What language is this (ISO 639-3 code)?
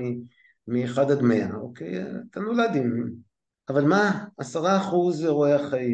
heb